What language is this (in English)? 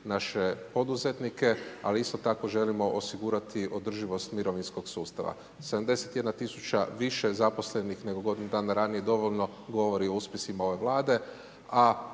Croatian